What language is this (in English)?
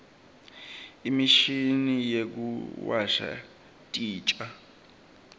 Swati